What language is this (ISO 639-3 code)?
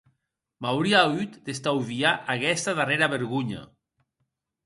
oci